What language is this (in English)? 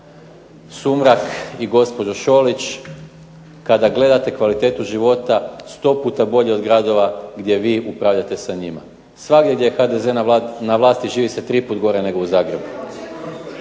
Croatian